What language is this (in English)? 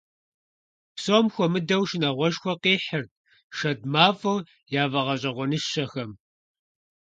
Kabardian